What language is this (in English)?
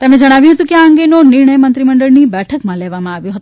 Gujarati